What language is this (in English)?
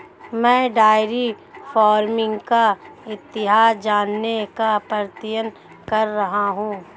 Hindi